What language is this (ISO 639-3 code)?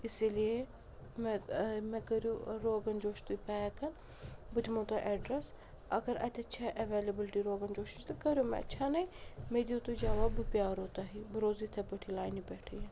kas